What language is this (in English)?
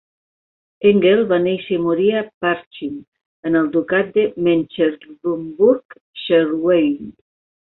Catalan